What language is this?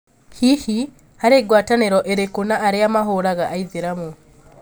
Kikuyu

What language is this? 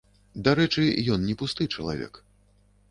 Belarusian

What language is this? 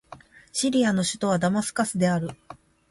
Japanese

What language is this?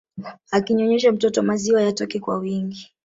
Swahili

